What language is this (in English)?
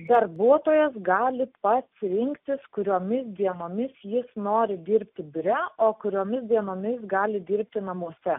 Lithuanian